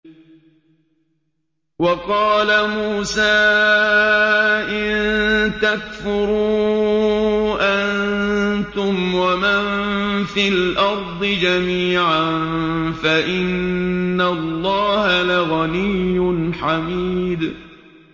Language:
Arabic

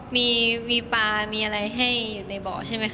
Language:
Thai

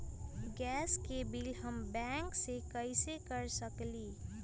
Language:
Magahi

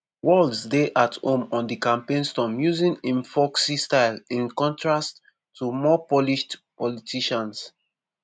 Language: Nigerian Pidgin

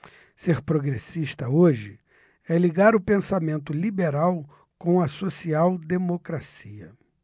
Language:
Portuguese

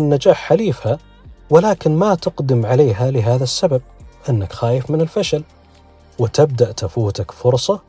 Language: Arabic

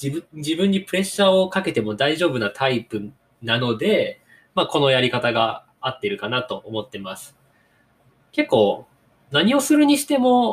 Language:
Japanese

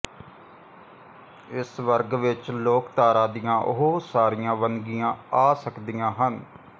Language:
Punjabi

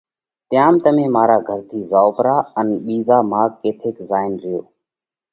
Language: Parkari Koli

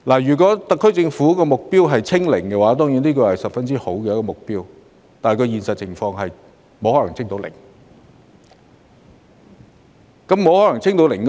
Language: Cantonese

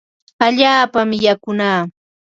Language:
Ambo-Pasco Quechua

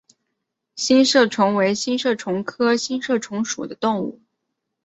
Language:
Chinese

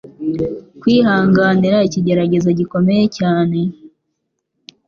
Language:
Kinyarwanda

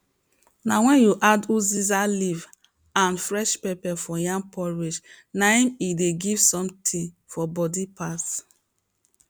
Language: Nigerian Pidgin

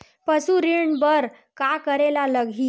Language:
Chhattisgarhi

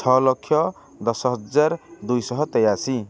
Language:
Odia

